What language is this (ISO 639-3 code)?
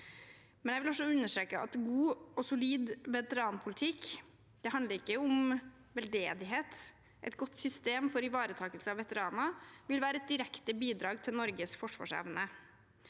nor